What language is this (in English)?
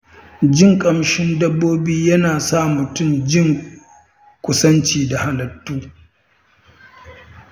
Hausa